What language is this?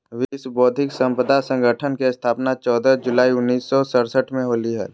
Magahi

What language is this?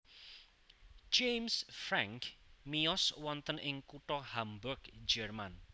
Javanese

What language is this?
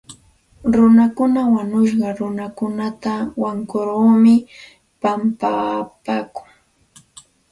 Santa Ana de Tusi Pasco Quechua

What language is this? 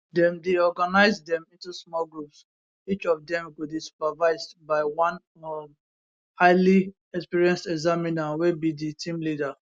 Nigerian Pidgin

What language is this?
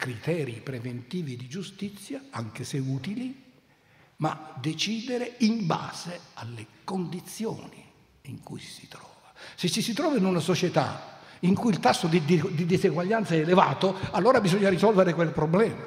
Italian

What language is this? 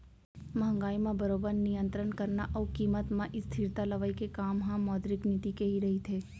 Chhattisgarhi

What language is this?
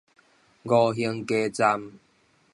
Min Nan Chinese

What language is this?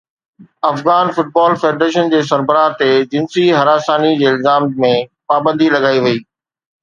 Sindhi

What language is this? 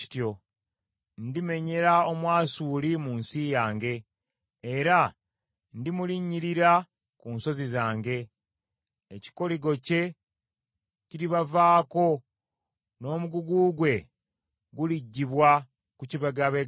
Ganda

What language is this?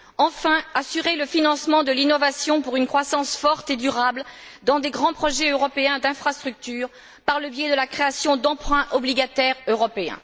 French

